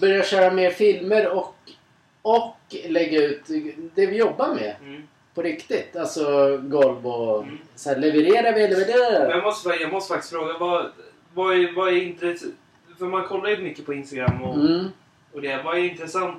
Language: Swedish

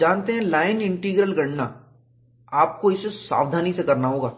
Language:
Hindi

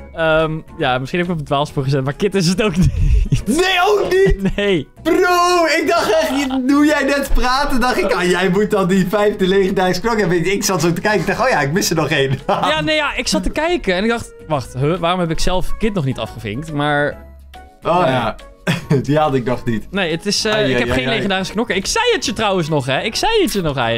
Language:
Dutch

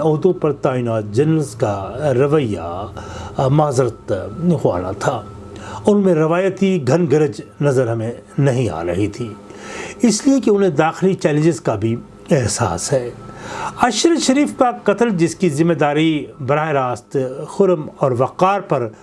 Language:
Urdu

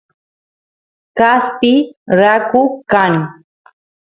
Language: Santiago del Estero Quichua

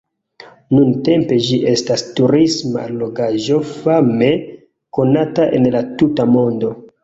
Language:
Esperanto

